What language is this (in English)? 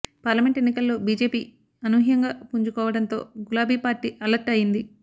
Telugu